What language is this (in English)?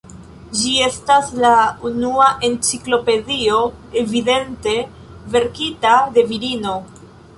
Esperanto